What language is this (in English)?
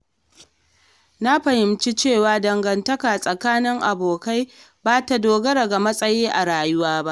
Hausa